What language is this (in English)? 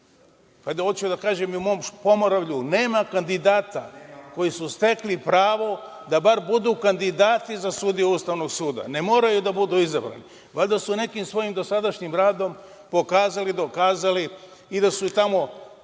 Serbian